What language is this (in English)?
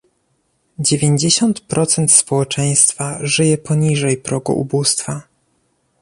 Polish